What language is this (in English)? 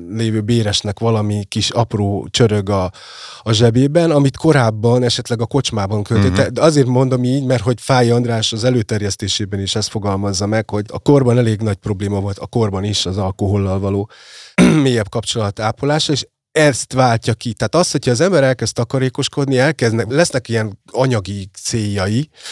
Hungarian